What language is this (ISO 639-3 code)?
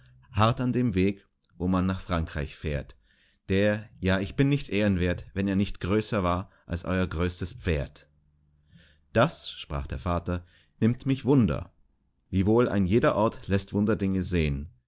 deu